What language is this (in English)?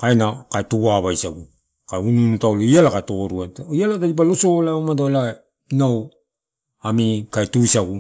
Torau